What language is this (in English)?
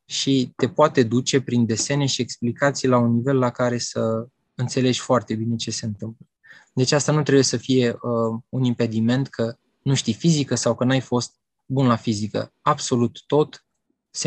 Romanian